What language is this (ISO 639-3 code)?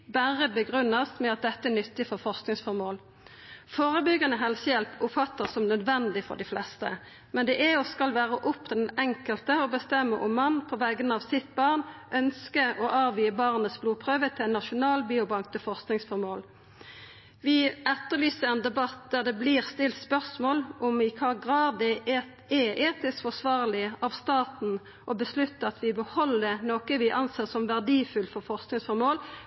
nno